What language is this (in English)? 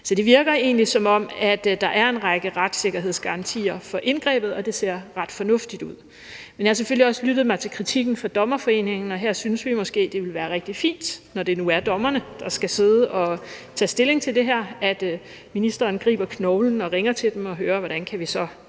Danish